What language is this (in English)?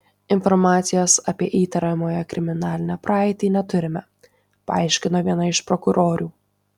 Lithuanian